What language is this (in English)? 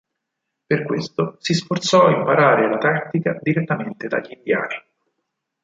Italian